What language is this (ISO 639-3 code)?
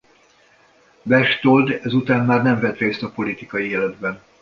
hun